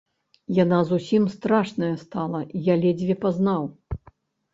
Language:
Belarusian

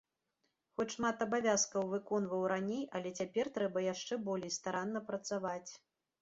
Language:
Belarusian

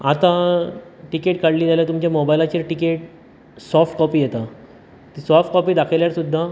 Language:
Konkani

